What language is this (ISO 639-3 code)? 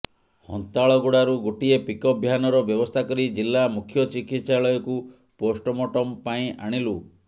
ori